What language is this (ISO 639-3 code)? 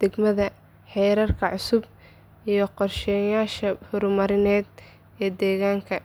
som